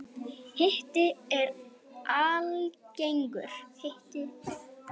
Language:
Icelandic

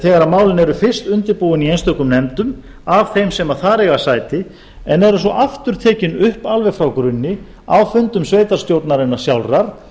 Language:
Icelandic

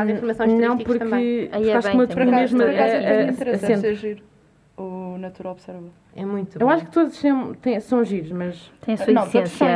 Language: Portuguese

